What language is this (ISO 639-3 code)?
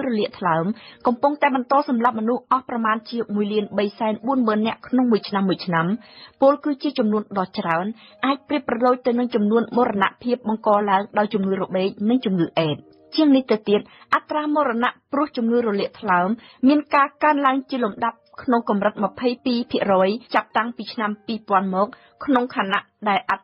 tha